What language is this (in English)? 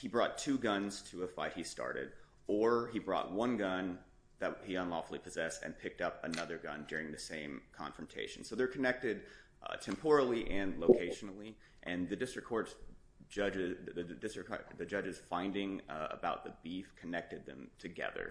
English